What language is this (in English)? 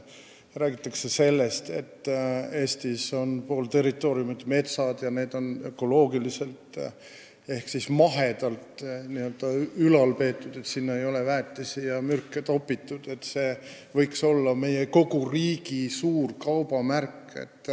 Estonian